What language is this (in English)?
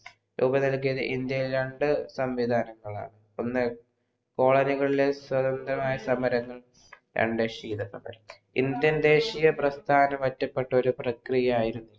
Malayalam